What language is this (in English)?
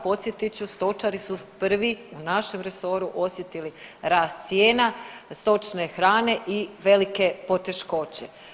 Croatian